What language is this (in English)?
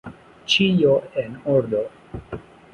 Esperanto